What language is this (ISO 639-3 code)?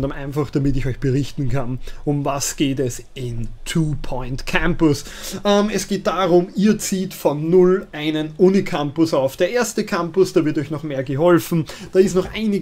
deu